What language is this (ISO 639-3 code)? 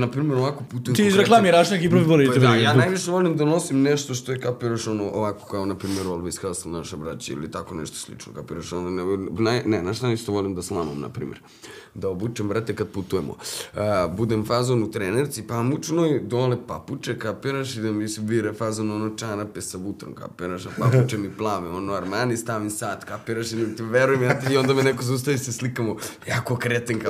hrv